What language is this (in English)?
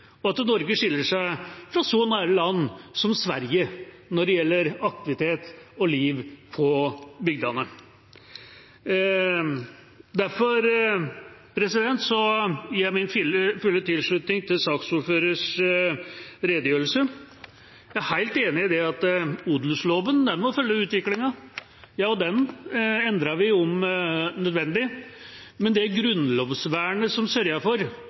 Norwegian Bokmål